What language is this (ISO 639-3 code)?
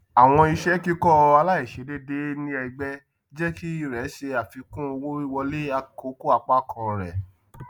yor